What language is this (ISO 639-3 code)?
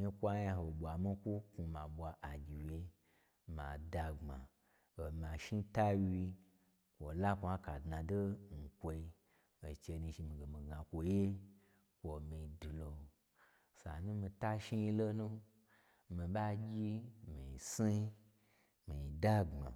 gbr